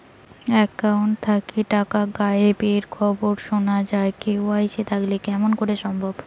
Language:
Bangla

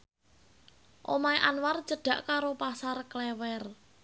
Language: Javanese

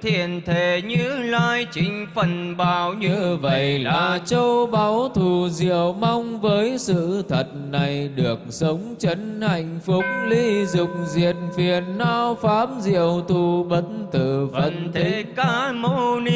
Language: Vietnamese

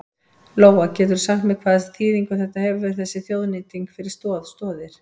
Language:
Icelandic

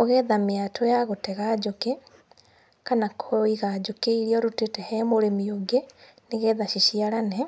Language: Kikuyu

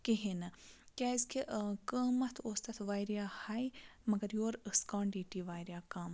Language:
Kashmiri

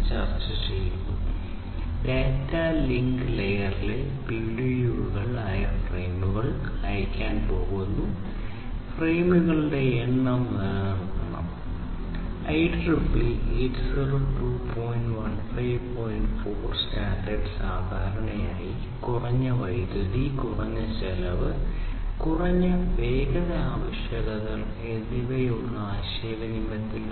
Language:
Malayalam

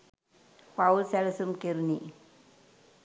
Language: Sinhala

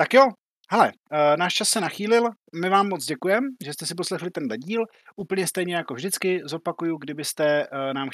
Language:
Czech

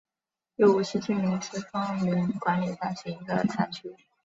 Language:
Chinese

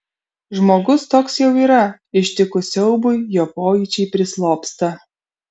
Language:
Lithuanian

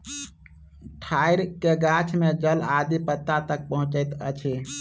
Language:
Maithili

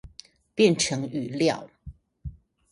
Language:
Chinese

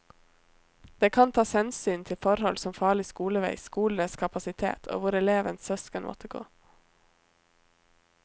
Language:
Norwegian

